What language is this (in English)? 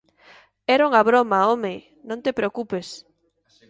Galician